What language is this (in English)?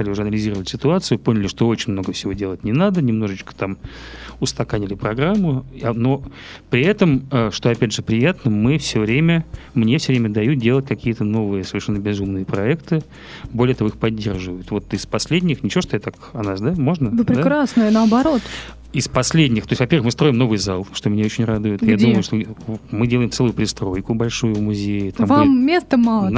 Russian